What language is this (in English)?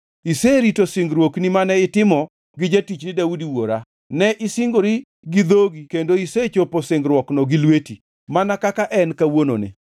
Luo (Kenya and Tanzania)